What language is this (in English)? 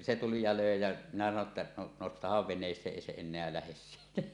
Finnish